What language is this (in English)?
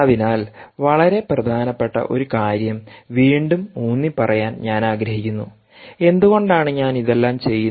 Malayalam